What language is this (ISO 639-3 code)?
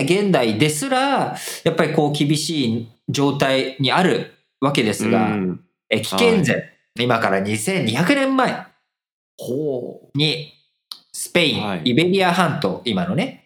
jpn